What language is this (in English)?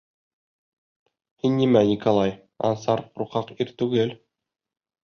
Bashkir